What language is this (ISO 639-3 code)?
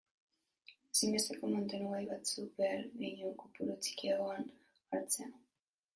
eus